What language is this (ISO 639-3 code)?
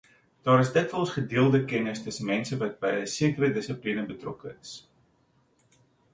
afr